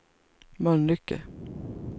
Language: Swedish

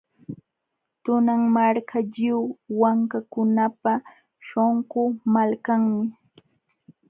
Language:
Jauja Wanca Quechua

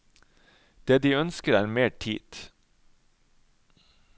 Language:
Norwegian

